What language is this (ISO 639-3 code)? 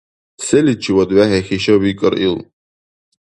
dar